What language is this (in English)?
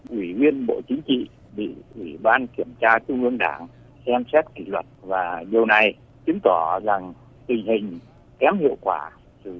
Vietnamese